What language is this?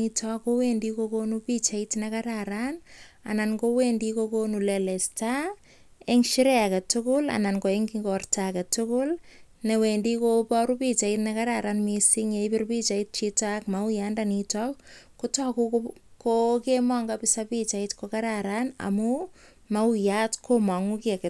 Kalenjin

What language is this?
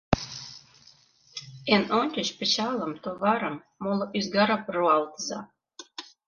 Mari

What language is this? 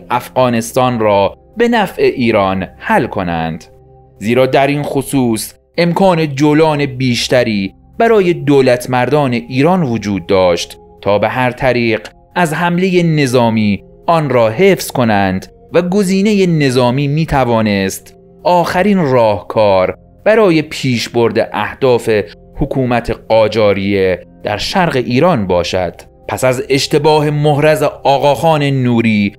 Persian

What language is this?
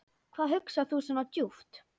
Icelandic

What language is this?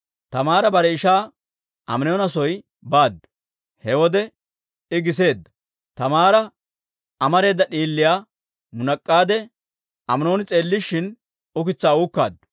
Dawro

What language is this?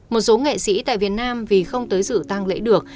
Vietnamese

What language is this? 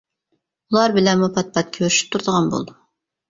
Uyghur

